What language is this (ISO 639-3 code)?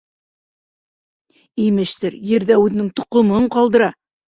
bak